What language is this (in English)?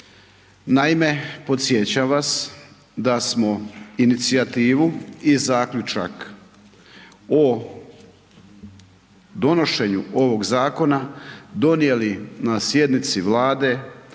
Croatian